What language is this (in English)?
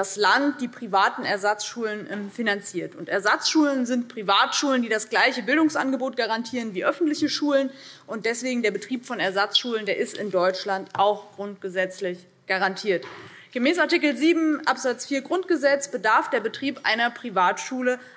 German